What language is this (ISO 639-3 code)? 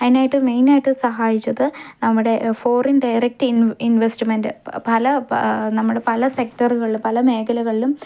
mal